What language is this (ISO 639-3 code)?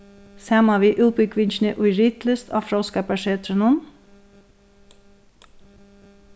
fao